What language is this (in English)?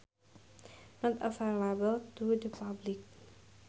Sundanese